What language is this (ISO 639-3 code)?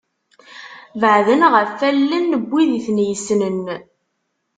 kab